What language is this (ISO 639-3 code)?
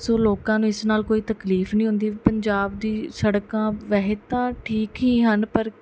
pan